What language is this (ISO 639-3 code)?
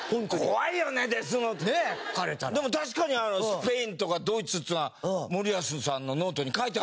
jpn